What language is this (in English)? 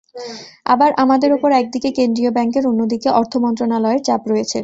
Bangla